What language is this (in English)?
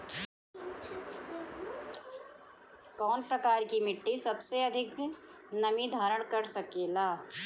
Bhojpuri